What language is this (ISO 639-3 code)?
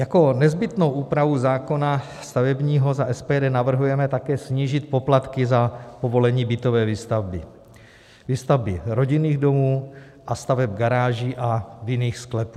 ces